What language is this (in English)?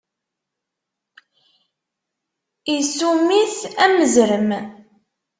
Kabyle